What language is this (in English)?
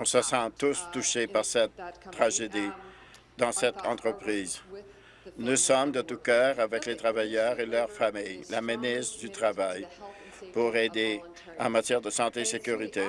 French